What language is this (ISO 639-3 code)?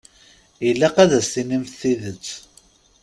kab